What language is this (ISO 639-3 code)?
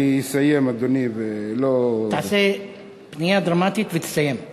heb